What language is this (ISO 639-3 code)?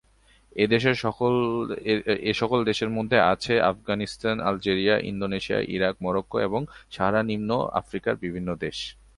ben